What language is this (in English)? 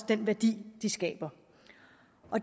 Danish